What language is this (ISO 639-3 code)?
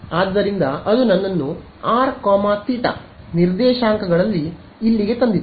kan